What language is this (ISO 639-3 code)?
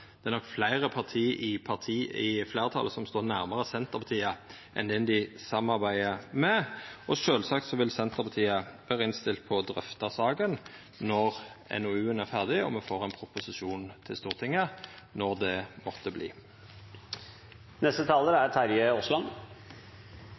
nno